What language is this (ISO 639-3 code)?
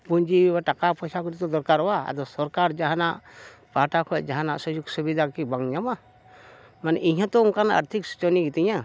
sat